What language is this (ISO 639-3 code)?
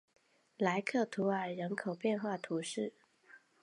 zho